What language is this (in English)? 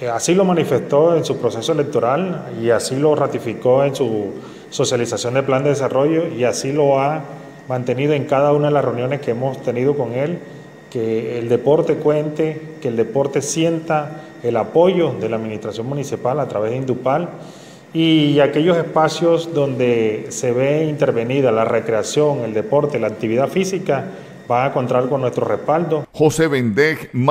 Spanish